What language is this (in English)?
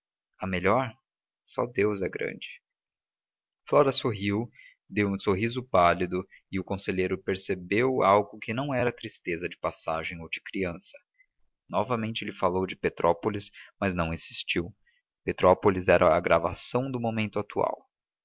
Portuguese